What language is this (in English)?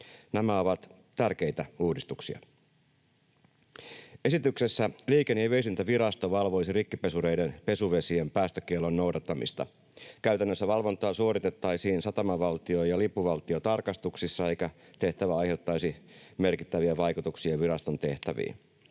Finnish